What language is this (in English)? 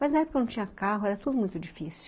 Portuguese